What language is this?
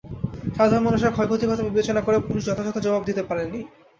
Bangla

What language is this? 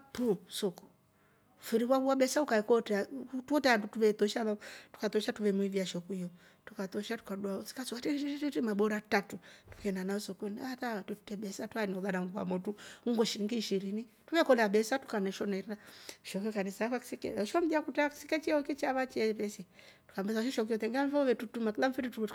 Rombo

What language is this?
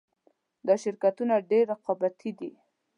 Pashto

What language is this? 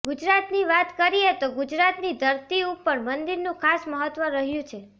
Gujarati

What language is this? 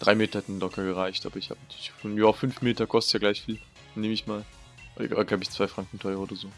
German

